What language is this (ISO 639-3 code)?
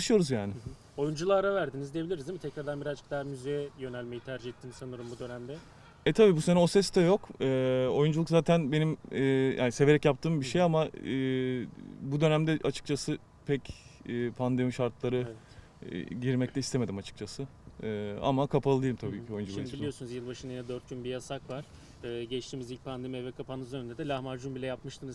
tur